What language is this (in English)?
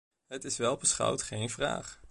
Dutch